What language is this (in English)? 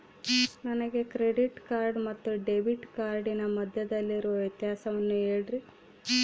Kannada